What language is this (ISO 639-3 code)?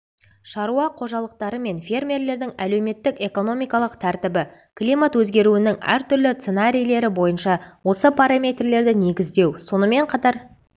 kaz